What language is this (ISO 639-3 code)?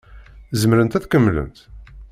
kab